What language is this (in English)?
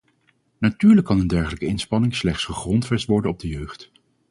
Dutch